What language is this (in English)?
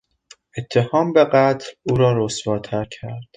Persian